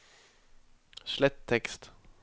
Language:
Norwegian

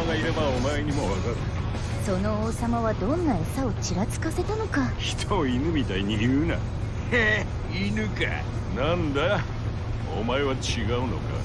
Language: Japanese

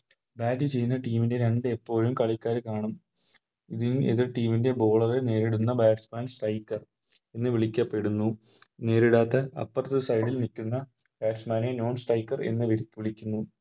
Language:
Malayalam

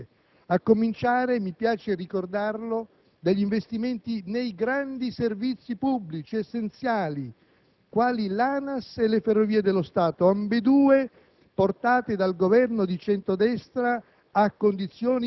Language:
Italian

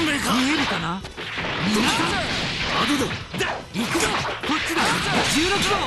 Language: Japanese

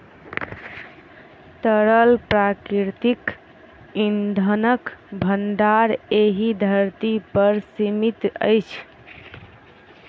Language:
Maithili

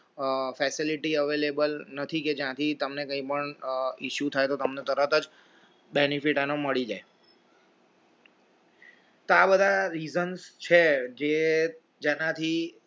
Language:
Gujarati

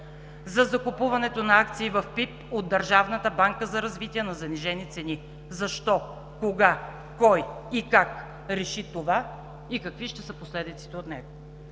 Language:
Bulgarian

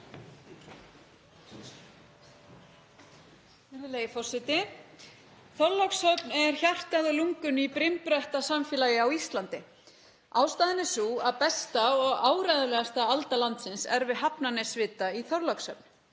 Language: Icelandic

